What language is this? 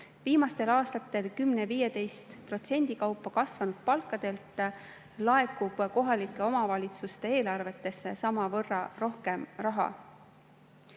Estonian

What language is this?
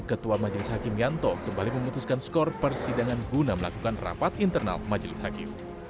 Indonesian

